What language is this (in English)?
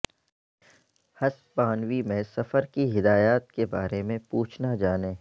Urdu